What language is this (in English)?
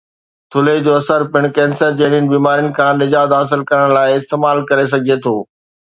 Sindhi